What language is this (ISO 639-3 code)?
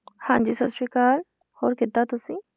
pan